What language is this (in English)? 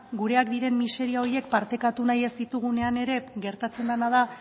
Basque